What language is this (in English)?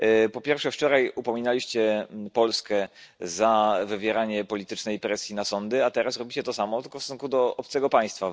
Polish